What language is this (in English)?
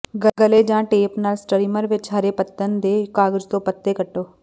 Punjabi